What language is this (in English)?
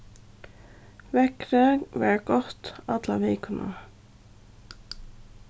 Faroese